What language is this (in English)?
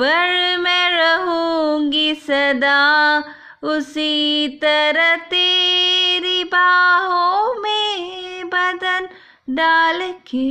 Hindi